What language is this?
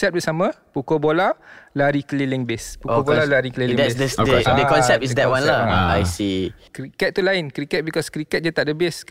Malay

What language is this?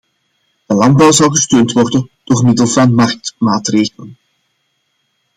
Dutch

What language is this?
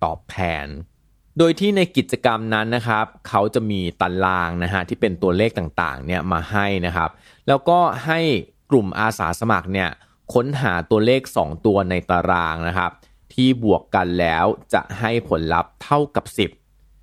Thai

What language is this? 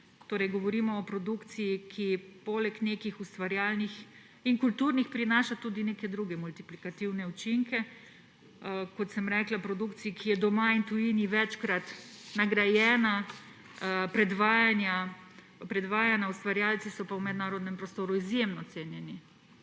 Slovenian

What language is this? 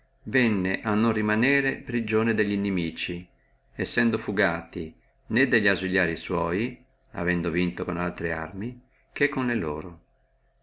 Italian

